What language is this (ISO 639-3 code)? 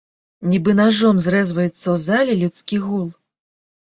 bel